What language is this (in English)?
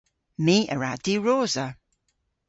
Cornish